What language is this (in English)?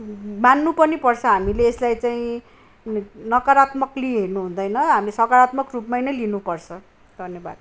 Nepali